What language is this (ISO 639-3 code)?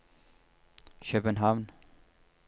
nor